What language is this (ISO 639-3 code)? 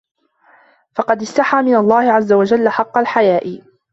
ara